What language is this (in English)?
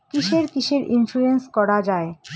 Bangla